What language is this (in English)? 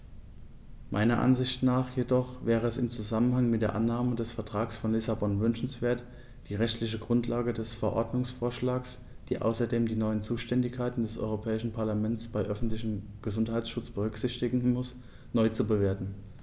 German